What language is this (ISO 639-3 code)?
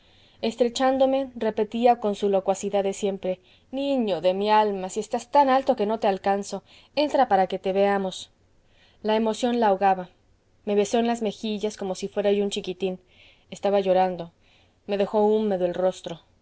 spa